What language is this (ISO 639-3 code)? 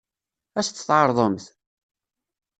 kab